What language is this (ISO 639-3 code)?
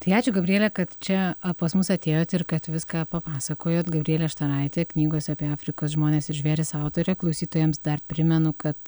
lit